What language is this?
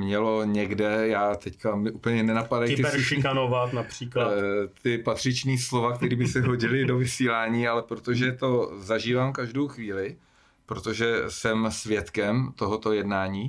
Czech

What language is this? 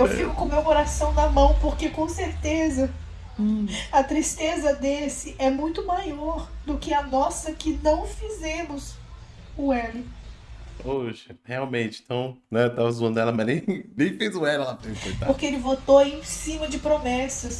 Portuguese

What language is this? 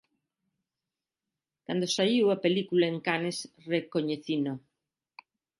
Galician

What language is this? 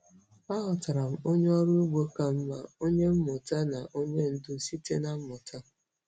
Igbo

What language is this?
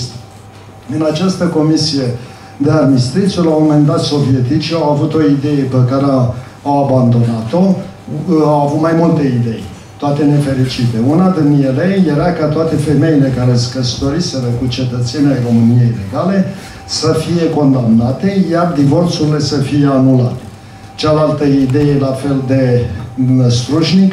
Romanian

